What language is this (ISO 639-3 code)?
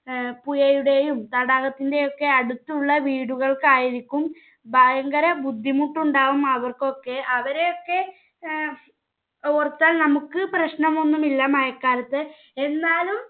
mal